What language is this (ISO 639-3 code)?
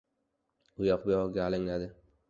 uzb